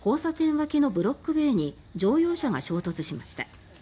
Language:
Japanese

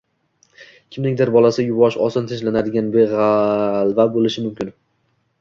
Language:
Uzbek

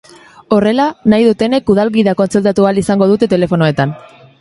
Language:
Basque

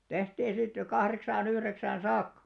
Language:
Finnish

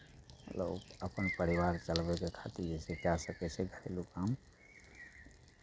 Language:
Maithili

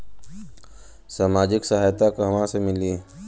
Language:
Bhojpuri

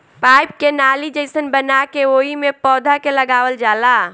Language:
Bhojpuri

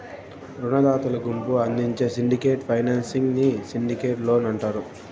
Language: Telugu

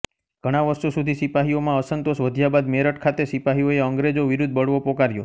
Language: Gujarati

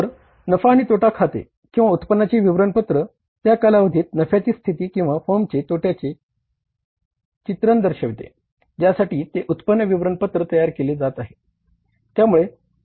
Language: Marathi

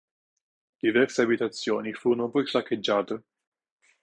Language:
Italian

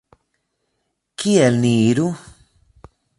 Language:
Esperanto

